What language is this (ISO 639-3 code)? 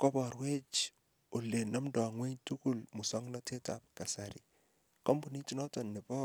kln